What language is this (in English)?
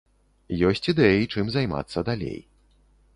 Belarusian